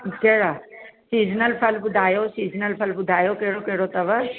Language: Sindhi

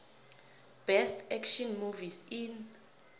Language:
South Ndebele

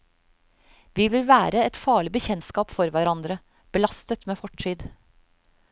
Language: Norwegian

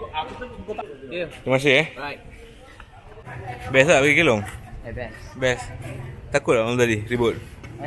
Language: Malay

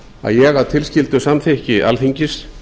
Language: Icelandic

